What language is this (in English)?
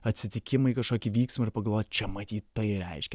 Lithuanian